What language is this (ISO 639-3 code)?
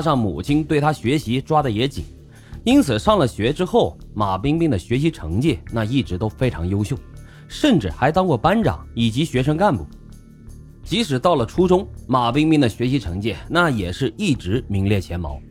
zho